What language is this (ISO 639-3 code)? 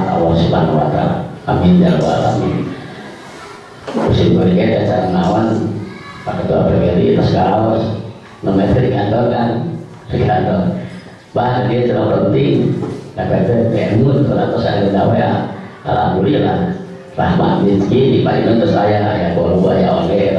ind